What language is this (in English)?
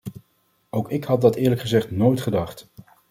Dutch